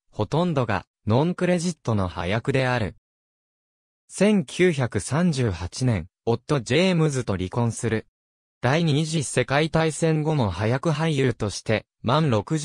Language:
Japanese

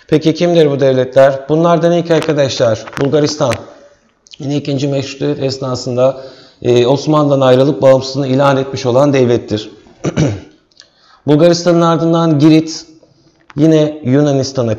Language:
Turkish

